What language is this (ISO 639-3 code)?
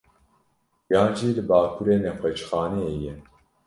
kur